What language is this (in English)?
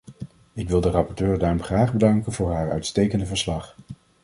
Dutch